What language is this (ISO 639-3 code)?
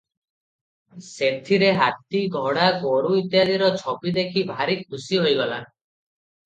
ori